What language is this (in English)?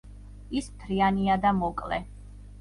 Georgian